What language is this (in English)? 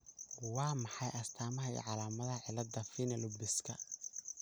Somali